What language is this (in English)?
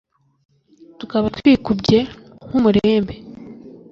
Kinyarwanda